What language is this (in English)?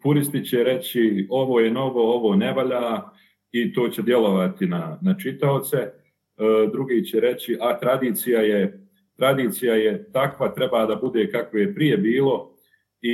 Croatian